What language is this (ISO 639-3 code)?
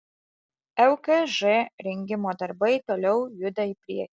lit